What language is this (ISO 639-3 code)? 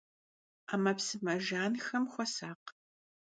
kbd